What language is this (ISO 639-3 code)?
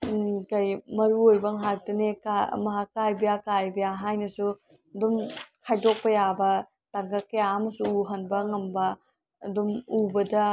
mni